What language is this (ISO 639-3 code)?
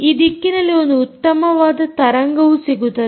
kan